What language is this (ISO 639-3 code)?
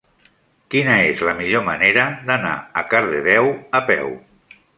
cat